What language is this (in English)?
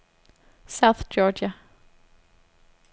Danish